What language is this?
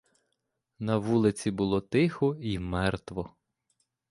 Ukrainian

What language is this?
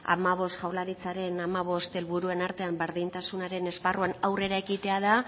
Basque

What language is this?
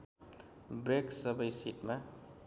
Nepali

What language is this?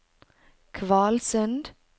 Norwegian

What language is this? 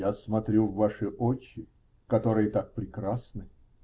Russian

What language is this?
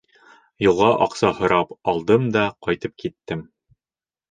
Bashkir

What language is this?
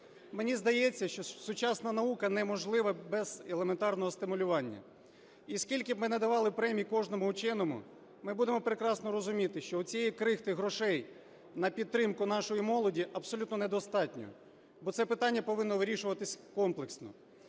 Ukrainian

